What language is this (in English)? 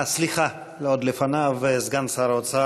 Hebrew